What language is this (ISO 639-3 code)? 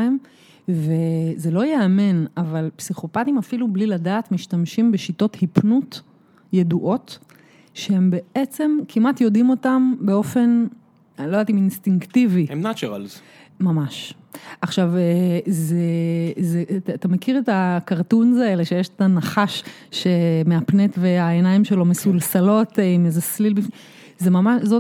heb